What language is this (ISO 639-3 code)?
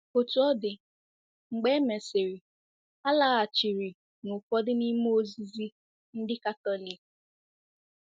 ibo